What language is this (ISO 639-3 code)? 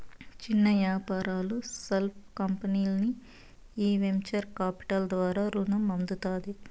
tel